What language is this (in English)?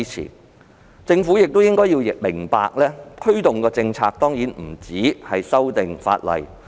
Cantonese